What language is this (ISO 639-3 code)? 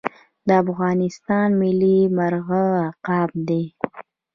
pus